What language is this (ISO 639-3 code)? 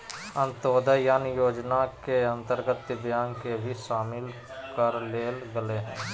mag